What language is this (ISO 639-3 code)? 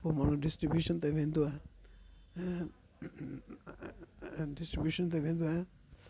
snd